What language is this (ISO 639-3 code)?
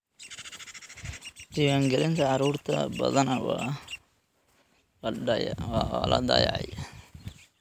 som